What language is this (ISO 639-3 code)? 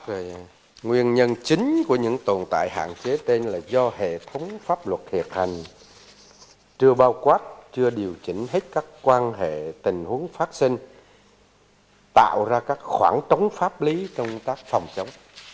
vie